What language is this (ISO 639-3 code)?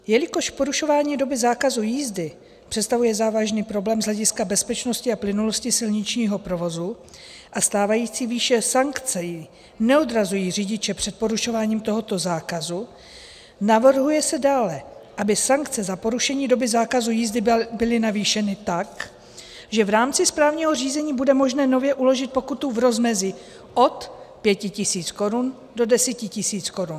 ces